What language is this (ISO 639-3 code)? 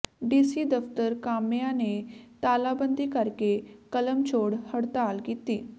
pan